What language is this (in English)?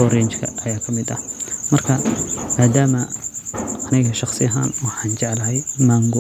Somali